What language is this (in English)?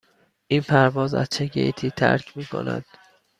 Persian